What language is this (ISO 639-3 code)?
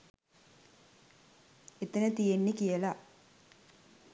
sin